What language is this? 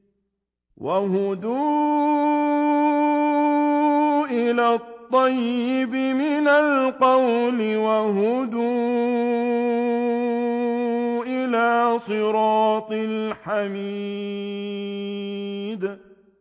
Arabic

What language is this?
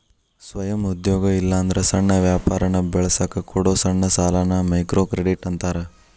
Kannada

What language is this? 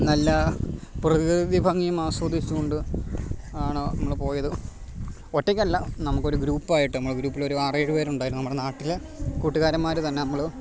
Malayalam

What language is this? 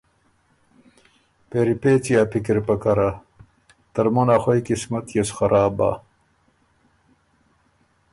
Ormuri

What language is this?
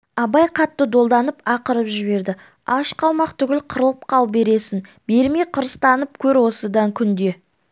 Kazakh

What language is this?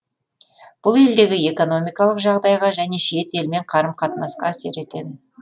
Kazakh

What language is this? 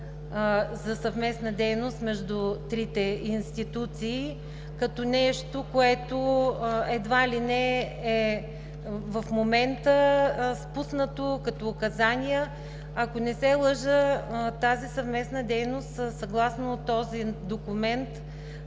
Bulgarian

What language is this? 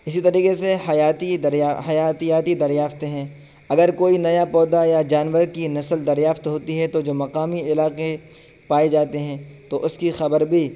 Urdu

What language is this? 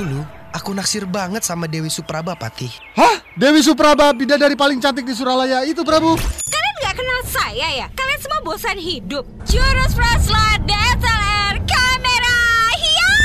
Indonesian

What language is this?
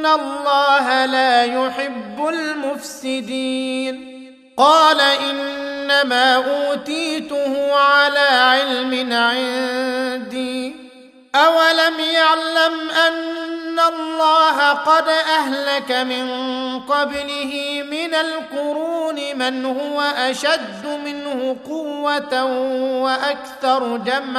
Arabic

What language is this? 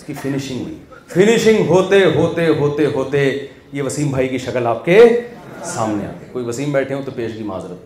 Urdu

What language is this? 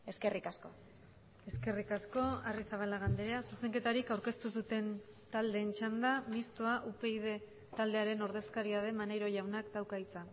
Basque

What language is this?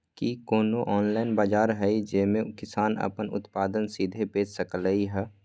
Magahi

